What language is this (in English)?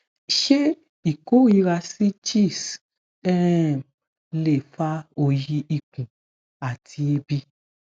Yoruba